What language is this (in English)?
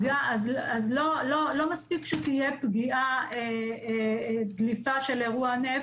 Hebrew